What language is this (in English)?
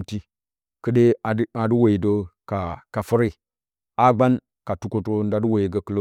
Bacama